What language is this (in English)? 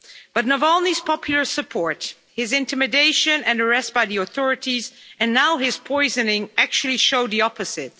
English